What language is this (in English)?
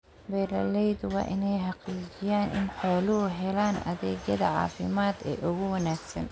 Somali